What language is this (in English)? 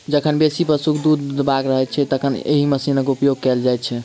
Maithili